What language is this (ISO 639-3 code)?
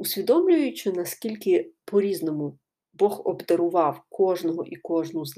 ukr